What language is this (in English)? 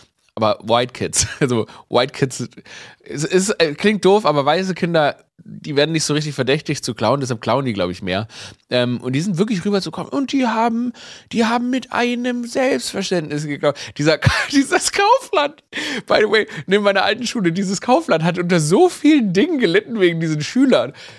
German